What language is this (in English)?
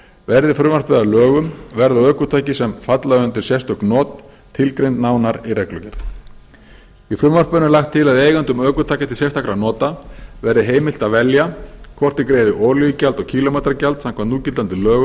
Icelandic